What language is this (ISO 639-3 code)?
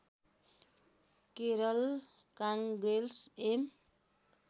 nep